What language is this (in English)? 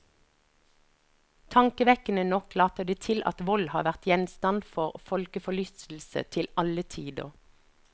Norwegian